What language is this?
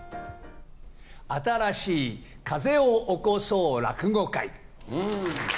Japanese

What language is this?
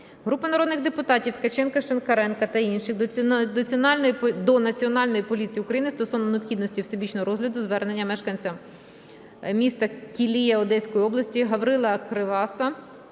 Ukrainian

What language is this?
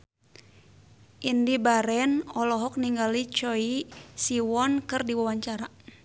Sundanese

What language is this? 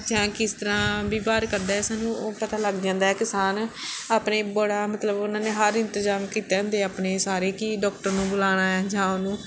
Punjabi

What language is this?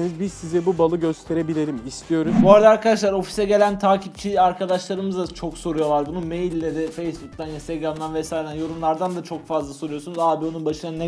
Turkish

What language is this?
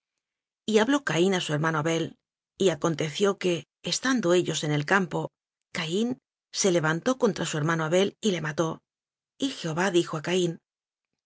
Spanish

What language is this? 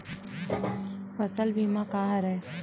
Chhattisgarhi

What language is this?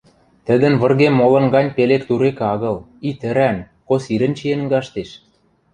Western Mari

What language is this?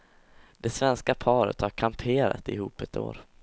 Swedish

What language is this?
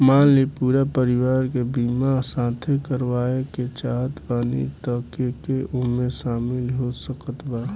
Bhojpuri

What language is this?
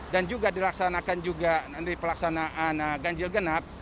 Indonesian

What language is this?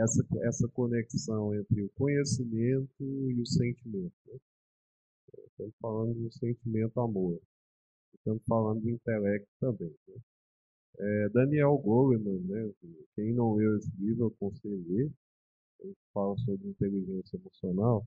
Portuguese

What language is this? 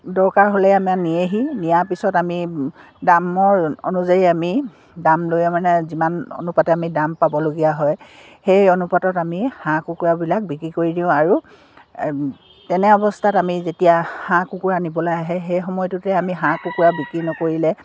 Assamese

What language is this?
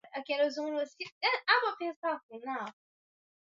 Swahili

